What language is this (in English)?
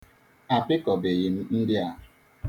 Igbo